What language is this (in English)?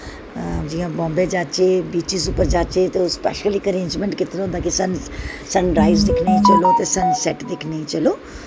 Dogri